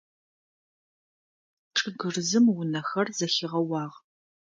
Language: Adyghe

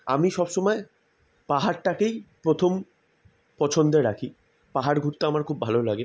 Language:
Bangla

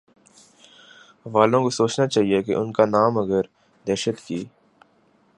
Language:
Urdu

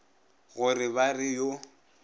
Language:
Northern Sotho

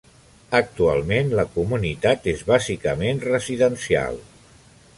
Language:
Catalan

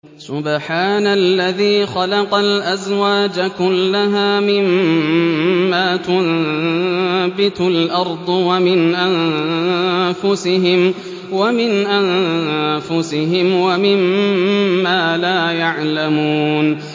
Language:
Arabic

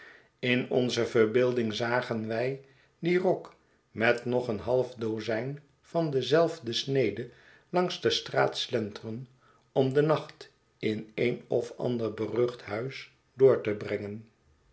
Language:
Dutch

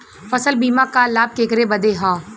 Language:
Bhojpuri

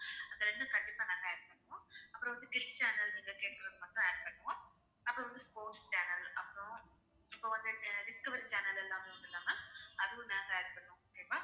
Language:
Tamil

